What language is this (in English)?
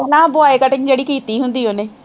Punjabi